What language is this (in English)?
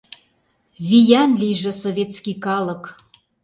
Mari